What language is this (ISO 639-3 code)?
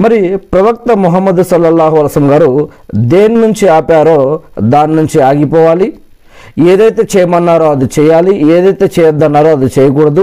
tel